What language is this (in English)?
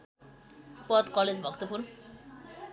Nepali